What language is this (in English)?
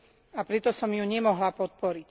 Slovak